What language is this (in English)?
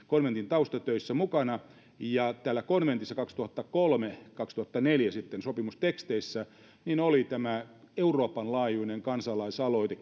Finnish